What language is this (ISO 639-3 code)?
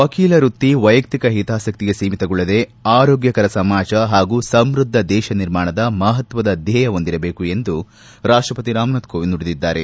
kan